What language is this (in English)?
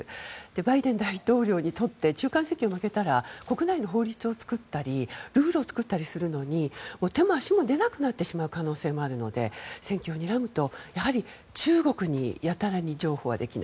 Japanese